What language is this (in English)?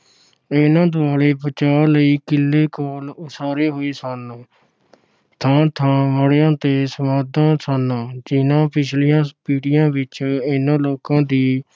Punjabi